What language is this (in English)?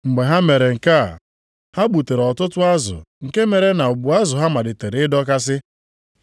Igbo